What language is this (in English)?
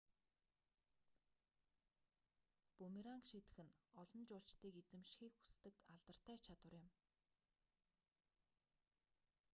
Mongolian